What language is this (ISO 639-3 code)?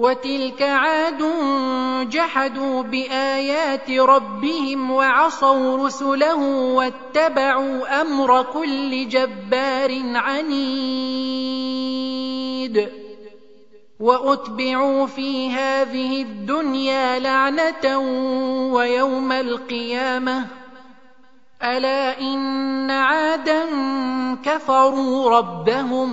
ara